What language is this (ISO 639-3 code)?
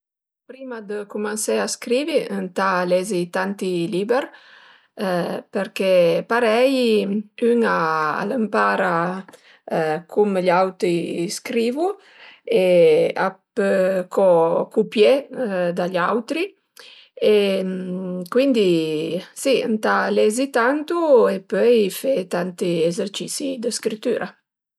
pms